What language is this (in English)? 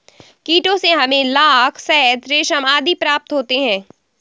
Hindi